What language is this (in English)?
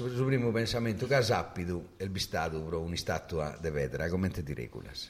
Italian